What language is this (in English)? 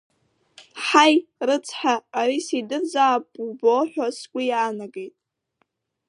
Abkhazian